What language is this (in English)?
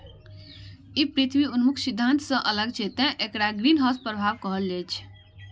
Maithili